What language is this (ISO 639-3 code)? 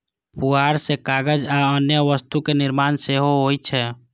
mai